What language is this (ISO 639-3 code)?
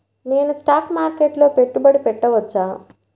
tel